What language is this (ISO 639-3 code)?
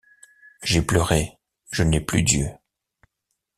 fra